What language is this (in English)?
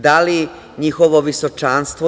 Serbian